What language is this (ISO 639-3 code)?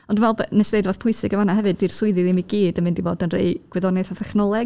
cym